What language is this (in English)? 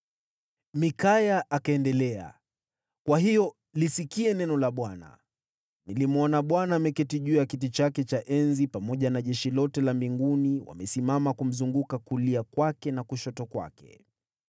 Swahili